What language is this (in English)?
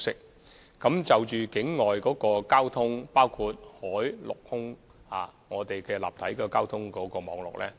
Cantonese